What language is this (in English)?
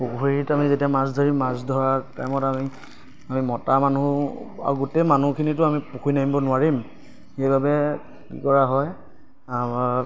Assamese